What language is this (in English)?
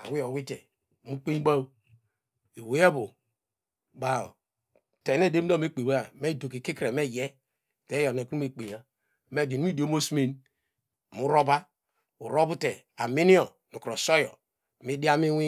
Degema